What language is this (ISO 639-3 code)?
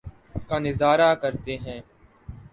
urd